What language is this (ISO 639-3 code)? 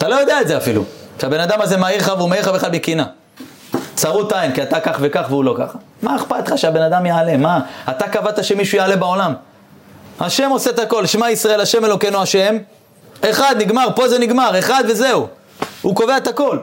heb